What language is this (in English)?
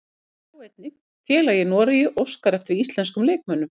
Icelandic